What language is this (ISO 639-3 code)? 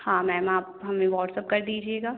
hin